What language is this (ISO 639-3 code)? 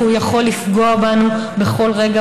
heb